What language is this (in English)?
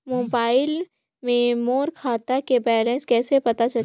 Chhattisgarhi